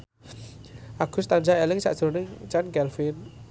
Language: Javanese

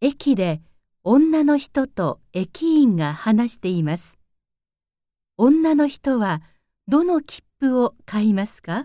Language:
Japanese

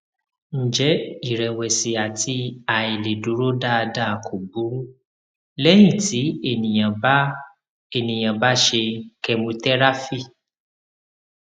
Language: Yoruba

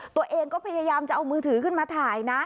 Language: Thai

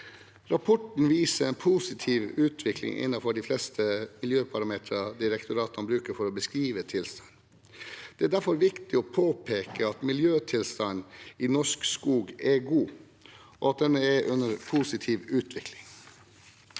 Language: Norwegian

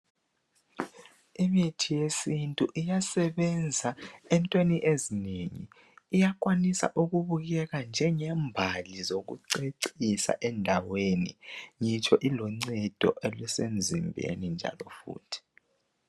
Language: North Ndebele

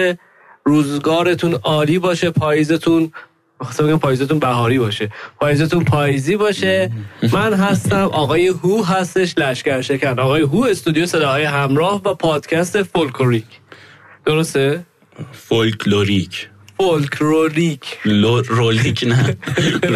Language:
Persian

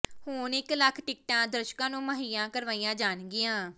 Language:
Punjabi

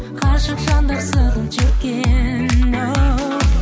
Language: Kazakh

